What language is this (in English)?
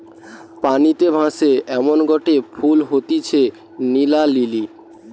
Bangla